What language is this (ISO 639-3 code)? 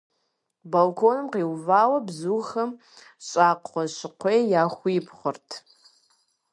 kbd